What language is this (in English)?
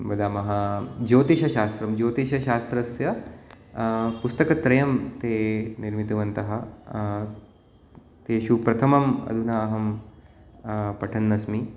Sanskrit